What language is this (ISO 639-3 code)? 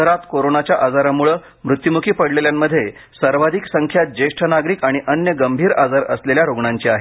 mar